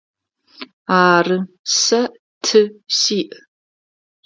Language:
Adyghe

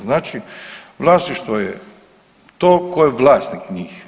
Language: Croatian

